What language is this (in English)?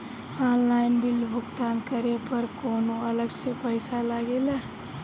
Bhojpuri